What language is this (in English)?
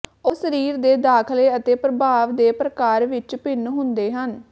Punjabi